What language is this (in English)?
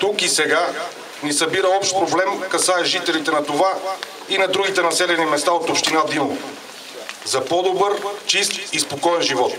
Bulgarian